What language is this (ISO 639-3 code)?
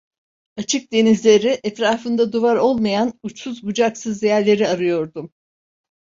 tur